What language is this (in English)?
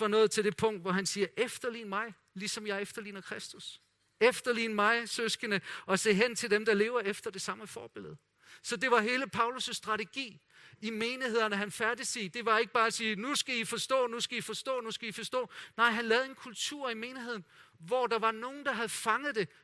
Danish